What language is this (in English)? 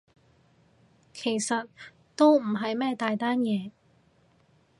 Cantonese